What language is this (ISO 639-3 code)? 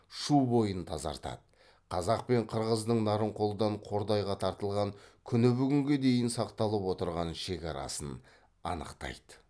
kaz